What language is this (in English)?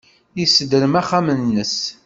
Kabyle